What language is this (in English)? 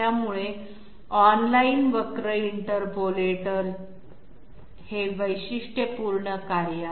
Marathi